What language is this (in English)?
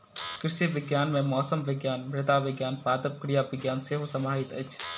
Maithili